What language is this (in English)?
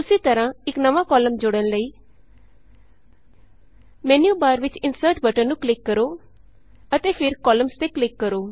Punjabi